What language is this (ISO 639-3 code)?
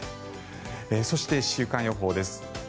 jpn